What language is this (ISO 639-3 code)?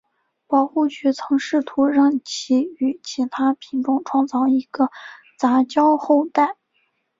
zho